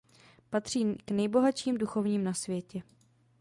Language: Czech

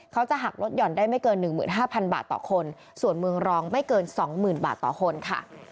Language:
Thai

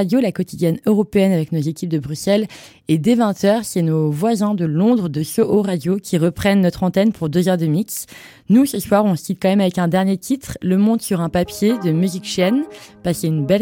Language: French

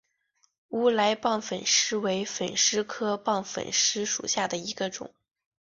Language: Chinese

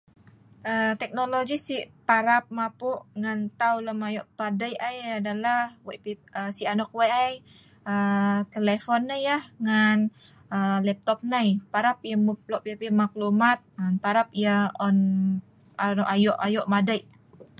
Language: Sa'ban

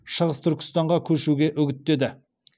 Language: Kazakh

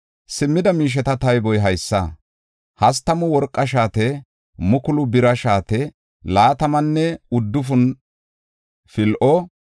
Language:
Gofa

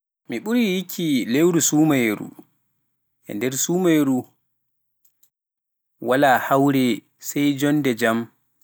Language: Pular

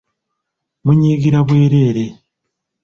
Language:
Ganda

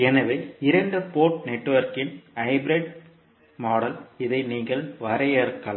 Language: Tamil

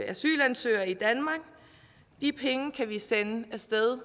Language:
Danish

